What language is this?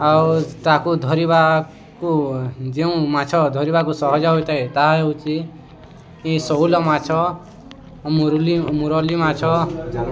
Odia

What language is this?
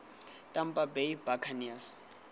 Tswana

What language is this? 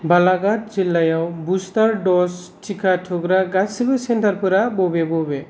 Bodo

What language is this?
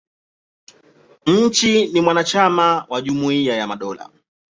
Swahili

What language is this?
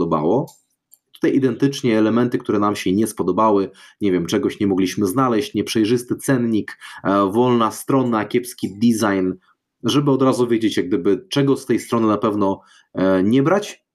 Polish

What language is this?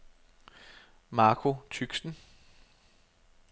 Danish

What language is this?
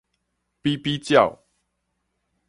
Min Nan Chinese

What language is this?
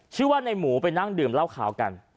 Thai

